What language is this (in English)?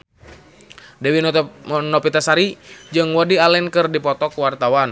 Sundanese